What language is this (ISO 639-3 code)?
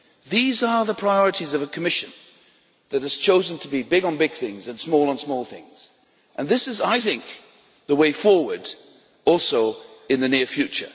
eng